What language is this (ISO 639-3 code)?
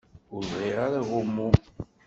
kab